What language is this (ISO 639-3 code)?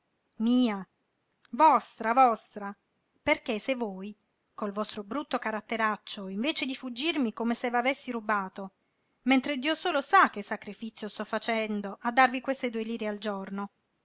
ita